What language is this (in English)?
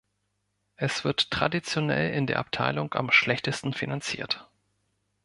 German